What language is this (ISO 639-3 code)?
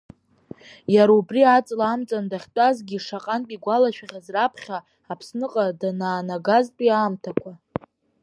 abk